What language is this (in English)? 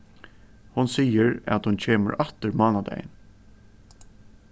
Faroese